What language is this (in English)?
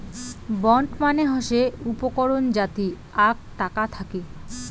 Bangla